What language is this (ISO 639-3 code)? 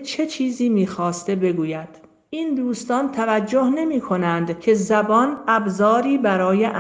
fas